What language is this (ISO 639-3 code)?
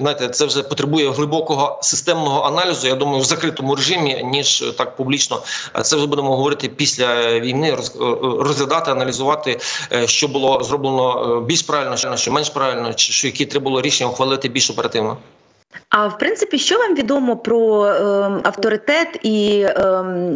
ukr